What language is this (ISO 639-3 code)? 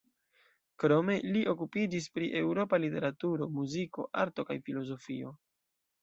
epo